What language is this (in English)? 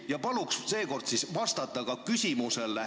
Estonian